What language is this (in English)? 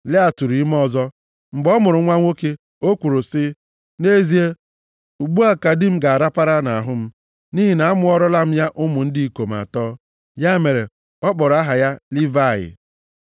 Igbo